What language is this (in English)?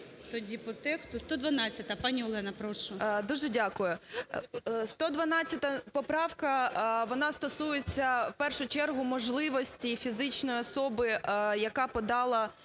Ukrainian